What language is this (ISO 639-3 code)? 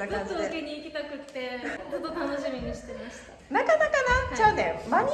jpn